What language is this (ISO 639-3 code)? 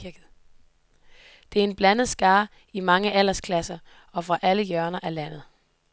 dan